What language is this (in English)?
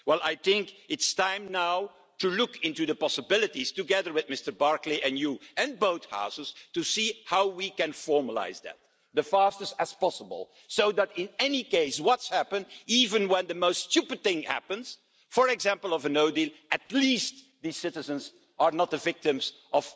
English